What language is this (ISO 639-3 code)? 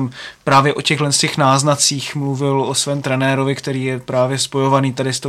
ces